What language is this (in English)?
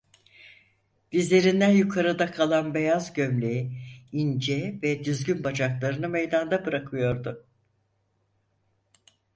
Turkish